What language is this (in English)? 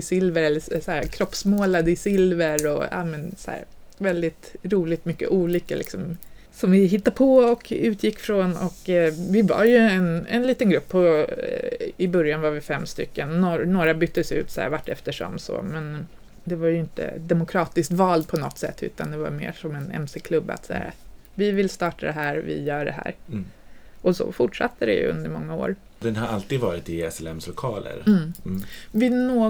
Swedish